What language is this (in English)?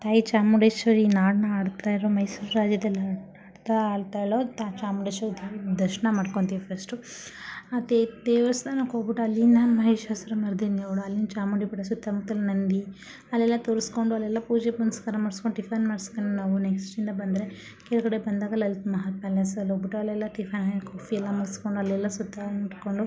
Kannada